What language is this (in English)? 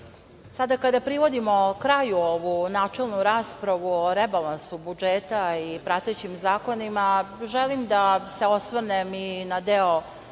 Serbian